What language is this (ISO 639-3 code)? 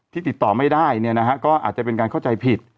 tha